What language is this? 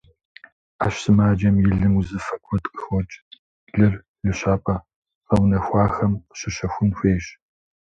Kabardian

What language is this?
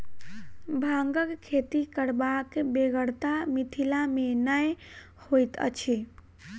Maithili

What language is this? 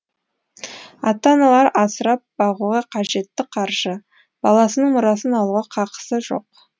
Kazakh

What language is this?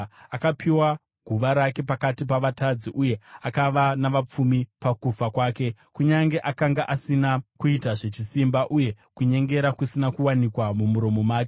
Shona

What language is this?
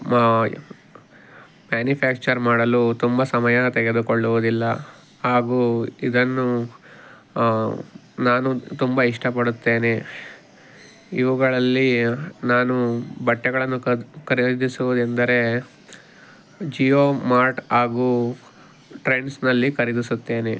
Kannada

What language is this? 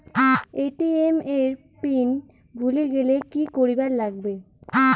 Bangla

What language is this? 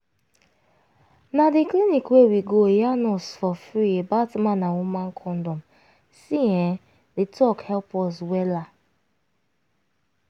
Nigerian Pidgin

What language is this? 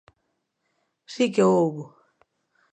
Galician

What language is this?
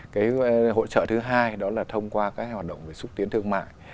Vietnamese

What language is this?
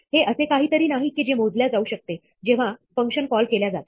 Marathi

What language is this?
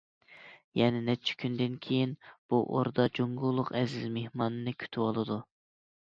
Uyghur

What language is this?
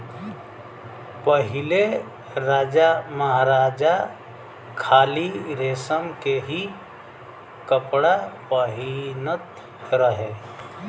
Bhojpuri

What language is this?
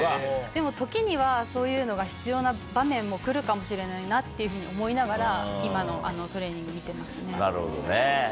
Japanese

